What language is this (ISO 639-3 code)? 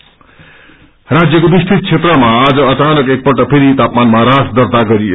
nep